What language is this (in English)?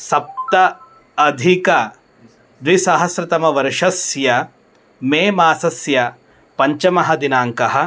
Sanskrit